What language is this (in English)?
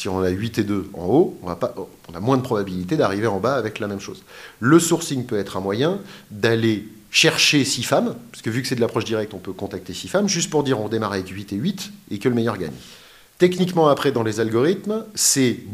French